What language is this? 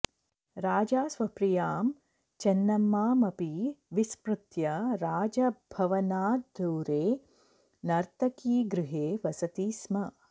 Sanskrit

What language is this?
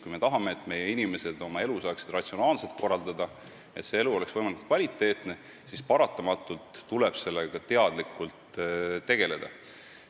Estonian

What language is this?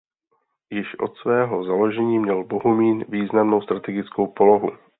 Czech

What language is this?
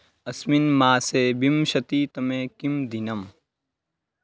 Sanskrit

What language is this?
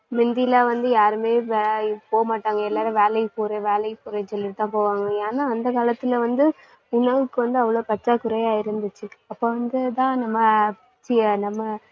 Tamil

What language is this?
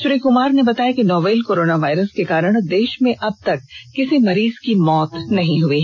Hindi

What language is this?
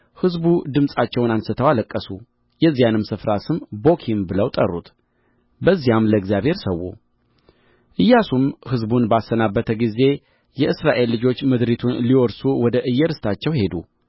Amharic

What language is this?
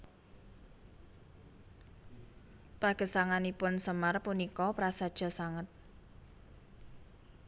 Javanese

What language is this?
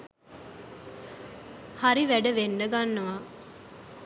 Sinhala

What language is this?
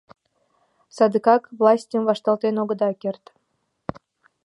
Mari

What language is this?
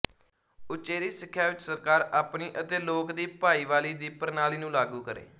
Punjabi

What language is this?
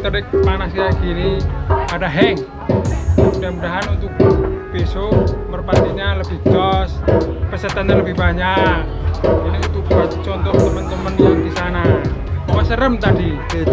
Indonesian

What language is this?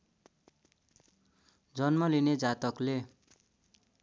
Nepali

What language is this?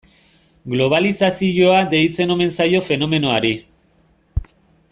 Basque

